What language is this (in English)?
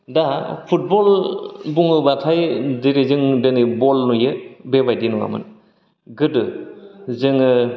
Bodo